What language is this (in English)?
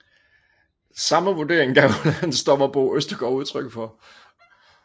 Danish